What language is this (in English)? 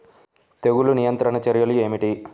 Telugu